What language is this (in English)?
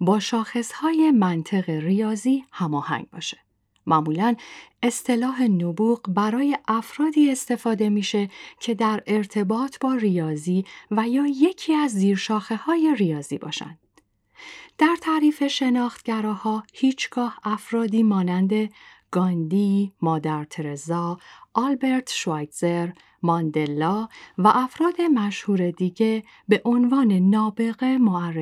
Persian